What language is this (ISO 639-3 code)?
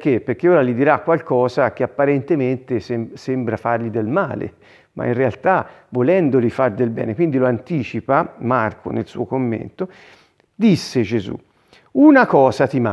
ita